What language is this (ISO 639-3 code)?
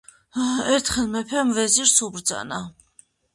kat